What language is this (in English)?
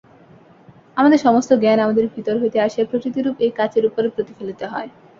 Bangla